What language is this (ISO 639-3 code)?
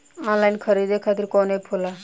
bho